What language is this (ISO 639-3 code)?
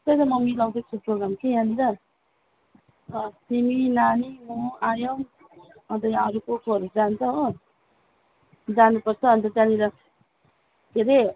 nep